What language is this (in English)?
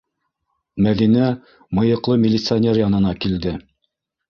Bashkir